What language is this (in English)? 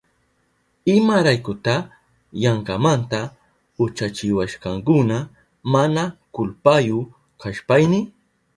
Southern Pastaza Quechua